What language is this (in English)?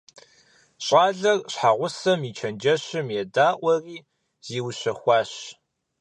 Kabardian